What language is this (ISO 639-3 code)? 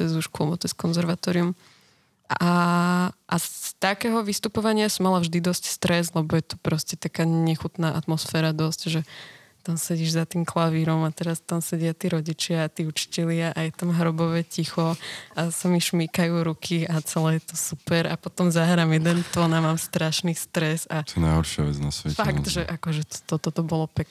slk